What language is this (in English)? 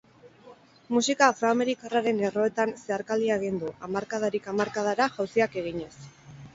Basque